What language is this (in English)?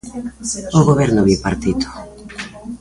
Galician